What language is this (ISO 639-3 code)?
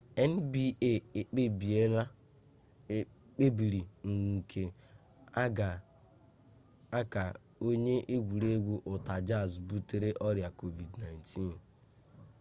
ibo